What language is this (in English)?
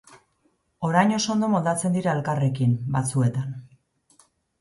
Basque